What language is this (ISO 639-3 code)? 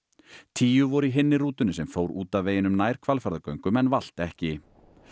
isl